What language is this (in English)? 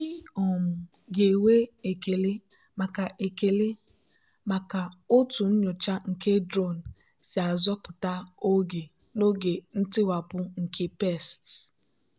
Igbo